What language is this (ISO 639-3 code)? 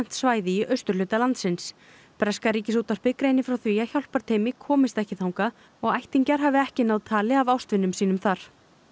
isl